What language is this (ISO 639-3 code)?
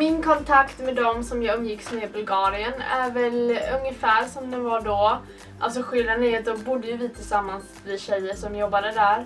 swe